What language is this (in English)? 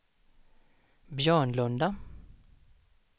Swedish